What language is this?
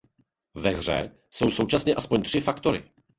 Czech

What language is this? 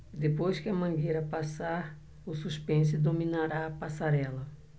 Portuguese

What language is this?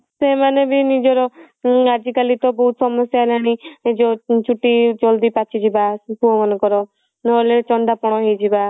Odia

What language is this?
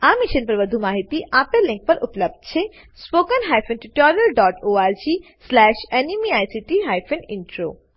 Gujarati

